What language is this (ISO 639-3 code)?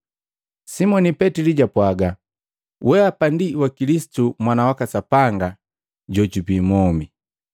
mgv